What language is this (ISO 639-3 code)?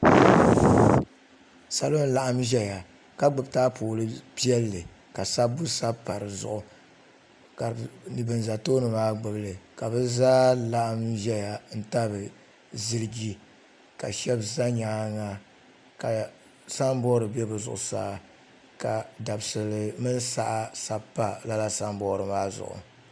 dag